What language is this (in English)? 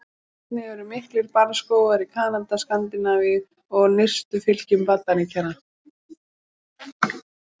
Icelandic